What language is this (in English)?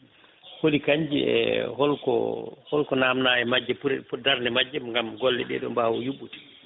Fula